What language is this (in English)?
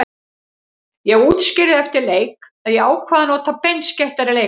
Icelandic